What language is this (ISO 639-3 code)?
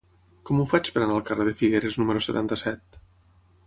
cat